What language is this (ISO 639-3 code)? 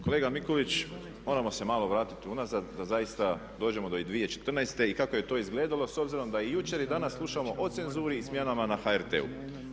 hrv